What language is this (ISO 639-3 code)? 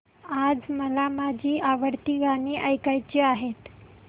mar